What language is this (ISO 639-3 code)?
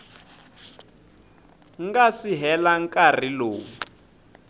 tso